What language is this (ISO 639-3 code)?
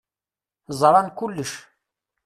kab